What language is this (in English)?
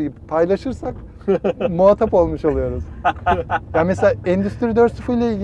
Turkish